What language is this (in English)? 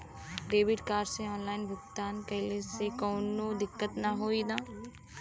Bhojpuri